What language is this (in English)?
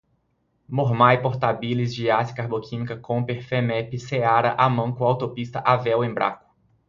Portuguese